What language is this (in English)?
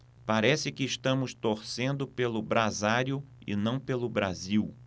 Portuguese